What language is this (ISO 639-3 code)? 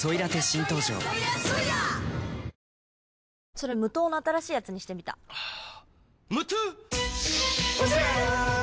jpn